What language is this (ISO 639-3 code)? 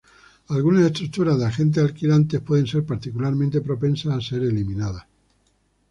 spa